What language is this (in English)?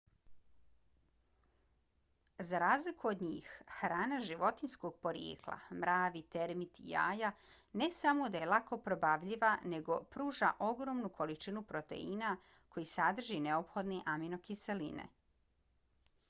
Bosnian